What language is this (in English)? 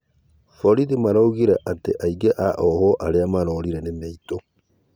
Kikuyu